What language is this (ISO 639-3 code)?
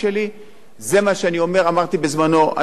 heb